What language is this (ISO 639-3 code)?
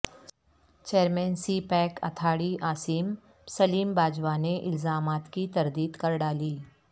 urd